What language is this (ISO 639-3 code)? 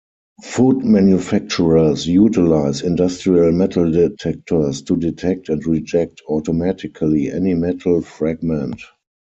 eng